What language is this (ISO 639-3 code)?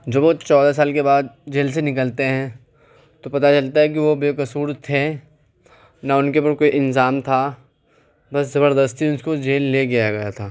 urd